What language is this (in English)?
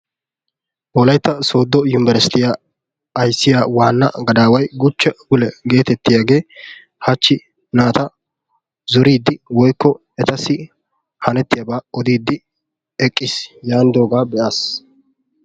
Wolaytta